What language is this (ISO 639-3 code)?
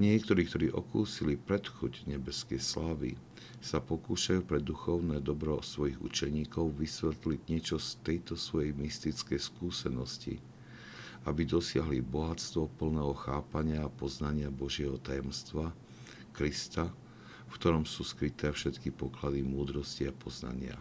slk